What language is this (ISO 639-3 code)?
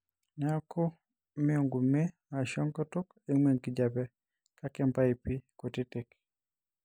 mas